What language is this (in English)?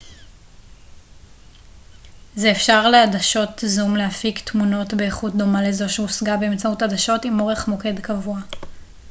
Hebrew